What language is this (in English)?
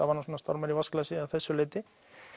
Icelandic